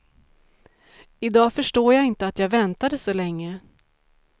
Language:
Swedish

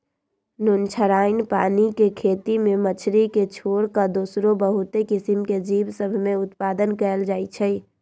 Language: Magahi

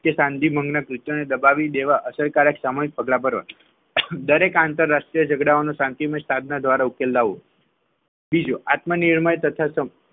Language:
Gujarati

